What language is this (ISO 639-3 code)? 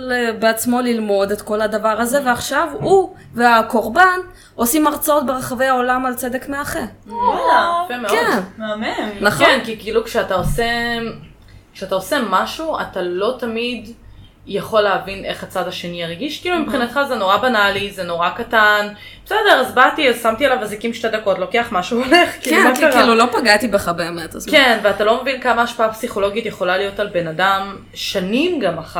heb